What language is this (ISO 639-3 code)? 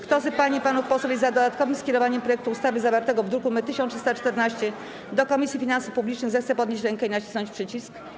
pol